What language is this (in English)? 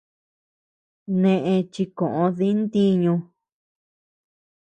Tepeuxila Cuicatec